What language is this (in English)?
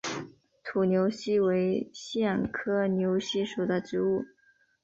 Chinese